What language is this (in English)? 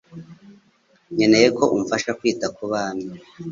Kinyarwanda